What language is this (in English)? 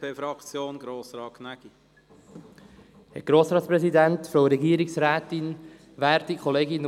Swiss German